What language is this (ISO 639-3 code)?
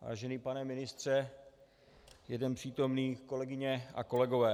ces